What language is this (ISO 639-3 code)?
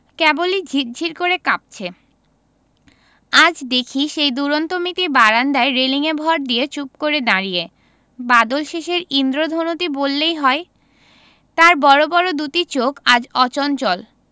ben